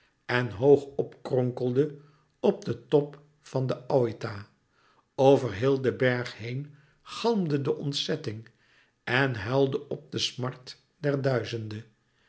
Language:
Dutch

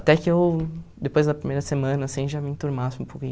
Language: Portuguese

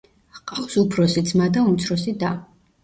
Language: Georgian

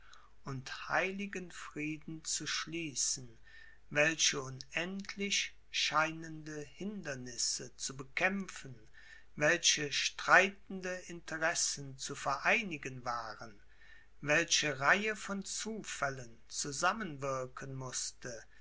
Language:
German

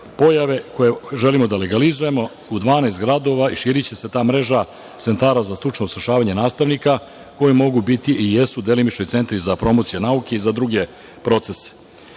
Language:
Serbian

